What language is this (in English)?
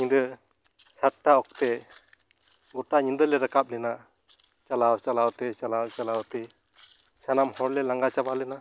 Santali